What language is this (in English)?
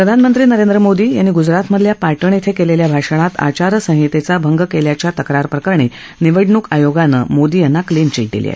Marathi